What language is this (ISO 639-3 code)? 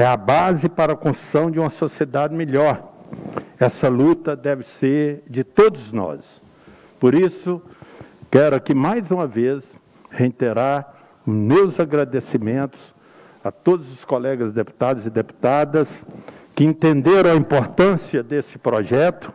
por